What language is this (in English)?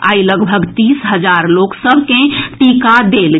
Maithili